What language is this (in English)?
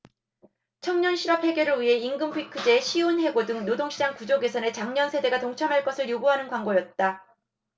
Korean